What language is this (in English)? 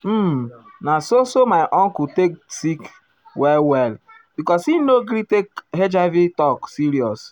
Nigerian Pidgin